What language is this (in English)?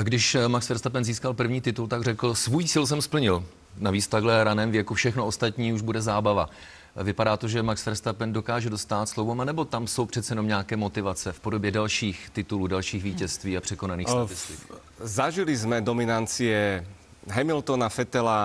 Czech